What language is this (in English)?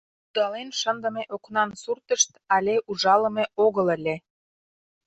Mari